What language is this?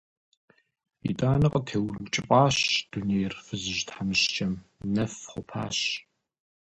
Kabardian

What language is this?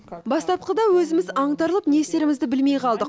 Kazakh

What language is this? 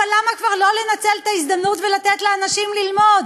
Hebrew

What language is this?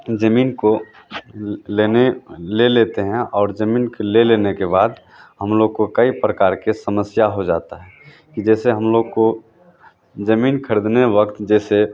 Hindi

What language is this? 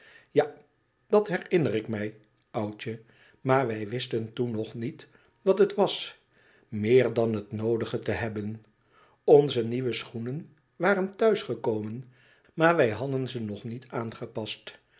Dutch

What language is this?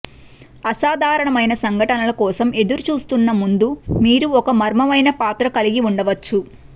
Telugu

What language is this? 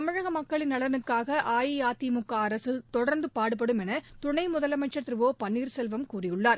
Tamil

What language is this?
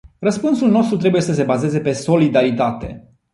Romanian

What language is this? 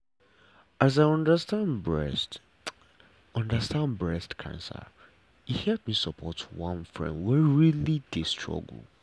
Nigerian Pidgin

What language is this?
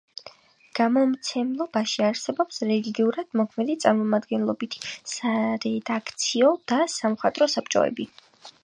Georgian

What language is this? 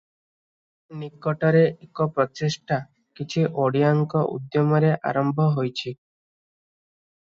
Odia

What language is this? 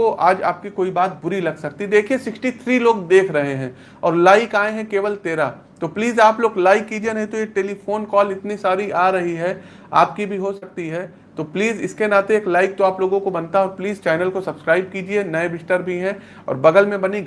Hindi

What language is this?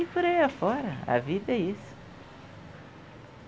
Portuguese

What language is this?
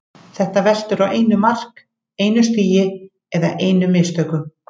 Icelandic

